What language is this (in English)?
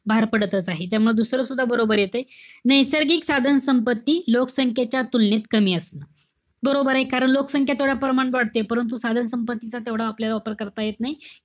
Marathi